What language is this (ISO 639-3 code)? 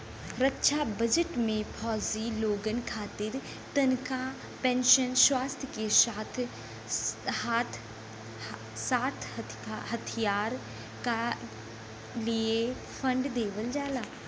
bho